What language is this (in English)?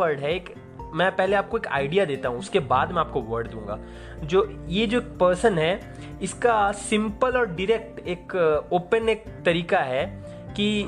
Hindi